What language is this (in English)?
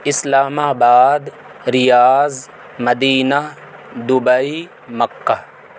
Urdu